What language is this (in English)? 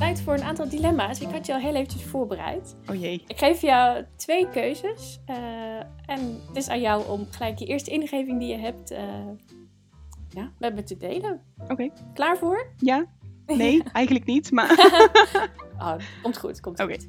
Dutch